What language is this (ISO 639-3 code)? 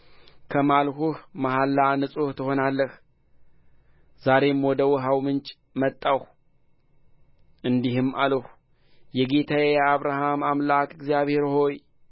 amh